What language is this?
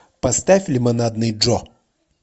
Russian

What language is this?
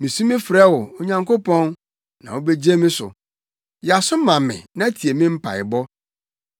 Akan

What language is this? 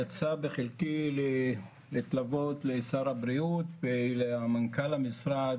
Hebrew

